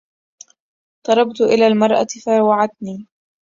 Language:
Arabic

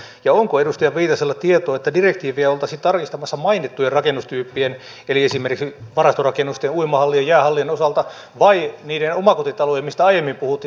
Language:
Finnish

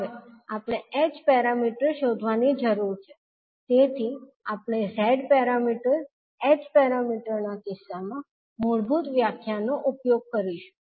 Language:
Gujarati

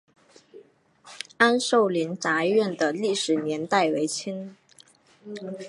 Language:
Chinese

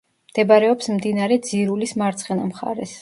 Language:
Georgian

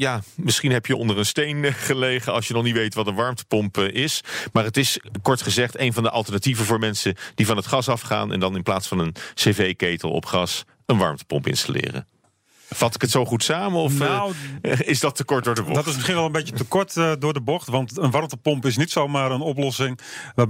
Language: Dutch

